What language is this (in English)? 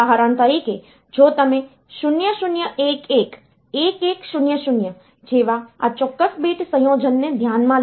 Gujarati